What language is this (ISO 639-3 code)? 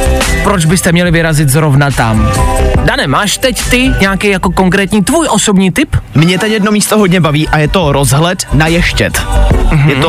ces